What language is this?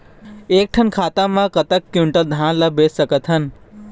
Chhattisgarhi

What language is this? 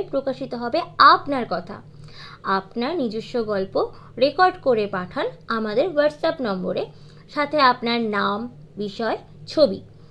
Bangla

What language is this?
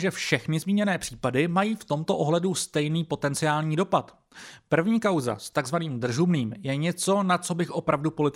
Czech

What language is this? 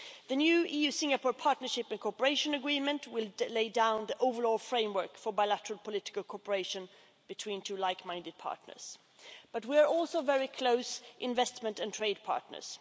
English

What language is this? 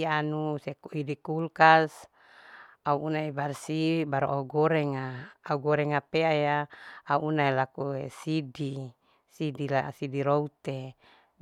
Larike-Wakasihu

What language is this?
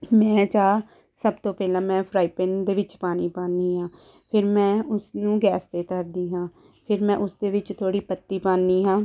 Punjabi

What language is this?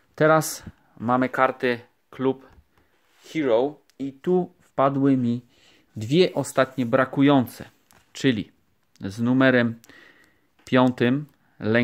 Polish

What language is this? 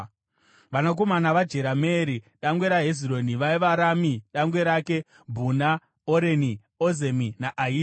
Shona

